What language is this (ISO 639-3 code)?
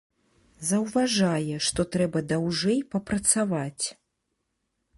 bel